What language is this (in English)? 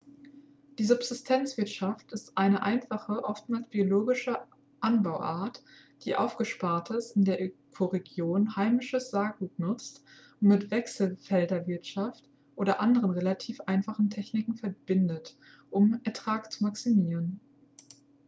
German